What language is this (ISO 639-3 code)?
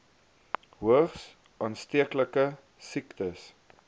afr